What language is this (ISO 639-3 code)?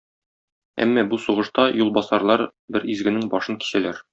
tat